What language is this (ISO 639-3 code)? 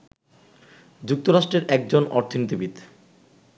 ben